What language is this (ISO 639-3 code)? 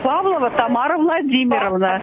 rus